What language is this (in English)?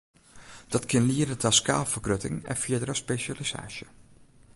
Western Frisian